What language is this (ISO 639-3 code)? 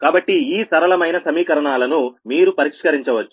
tel